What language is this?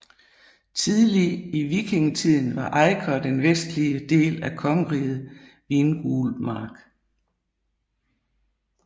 Danish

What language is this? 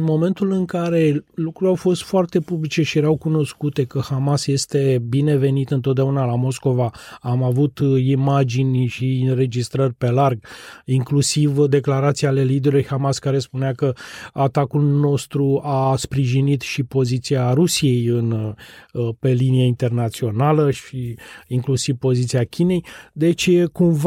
Romanian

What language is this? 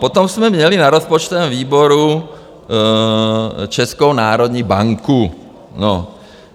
Czech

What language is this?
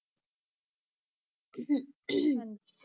Punjabi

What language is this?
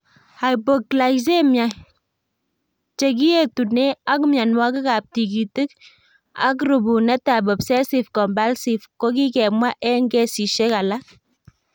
Kalenjin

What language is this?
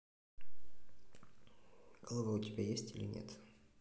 Russian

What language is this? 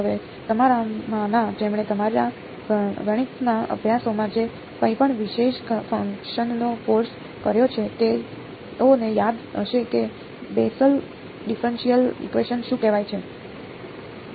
Gujarati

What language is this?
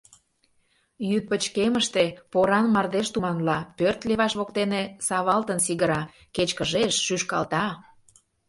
Mari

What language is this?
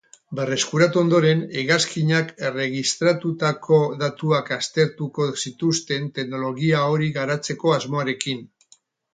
Basque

